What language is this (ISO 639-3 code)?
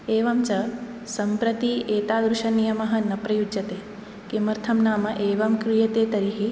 san